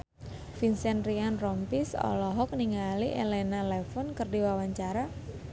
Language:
Sundanese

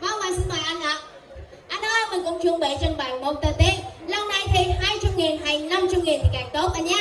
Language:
Vietnamese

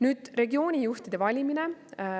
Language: Estonian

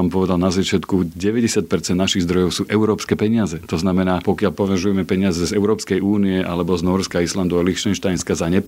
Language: Slovak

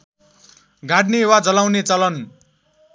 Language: Nepali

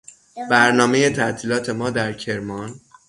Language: Persian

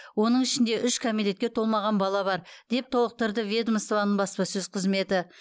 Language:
Kazakh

